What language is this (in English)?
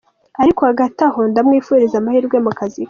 Kinyarwanda